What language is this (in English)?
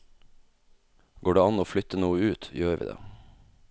Norwegian